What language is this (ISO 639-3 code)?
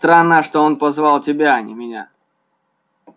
rus